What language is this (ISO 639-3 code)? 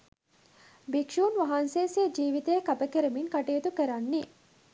sin